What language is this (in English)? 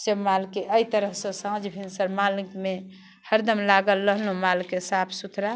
Maithili